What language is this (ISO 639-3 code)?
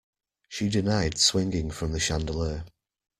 eng